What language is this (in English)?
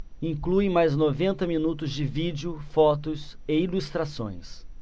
Portuguese